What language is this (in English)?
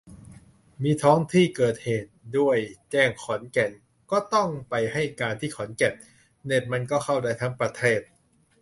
Thai